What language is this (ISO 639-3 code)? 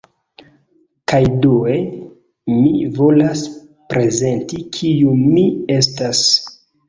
epo